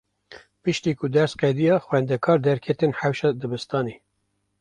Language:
Kurdish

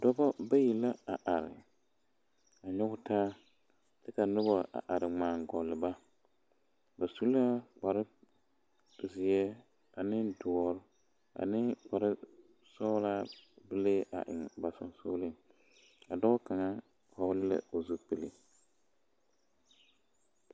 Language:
Southern Dagaare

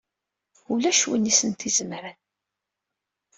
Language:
Kabyle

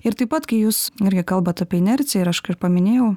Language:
Lithuanian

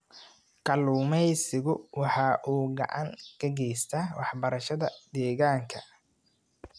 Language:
Somali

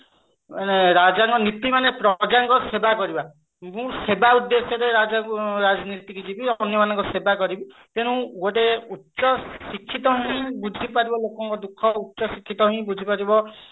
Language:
Odia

